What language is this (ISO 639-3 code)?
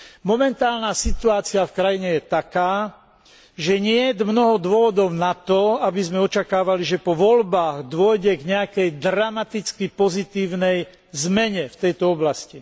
slk